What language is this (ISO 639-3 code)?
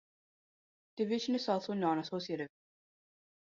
eng